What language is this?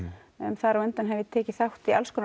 Icelandic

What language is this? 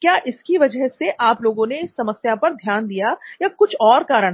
Hindi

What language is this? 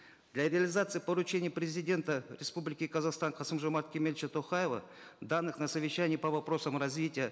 Kazakh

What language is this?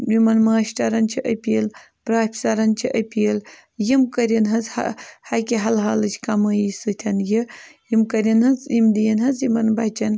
Kashmiri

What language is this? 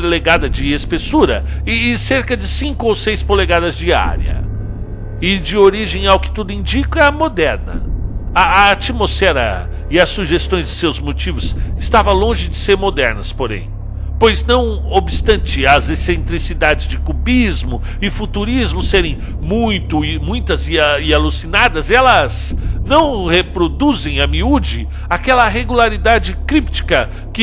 Portuguese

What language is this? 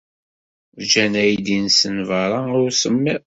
Kabyle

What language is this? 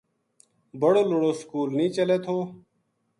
Gujari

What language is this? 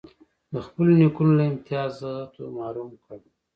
Pashto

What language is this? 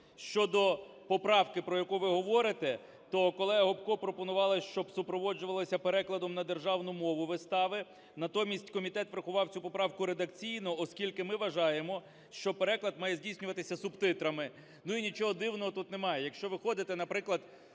Ukrainian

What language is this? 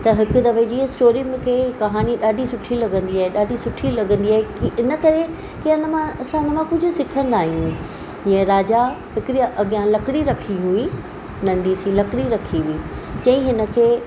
Sindhi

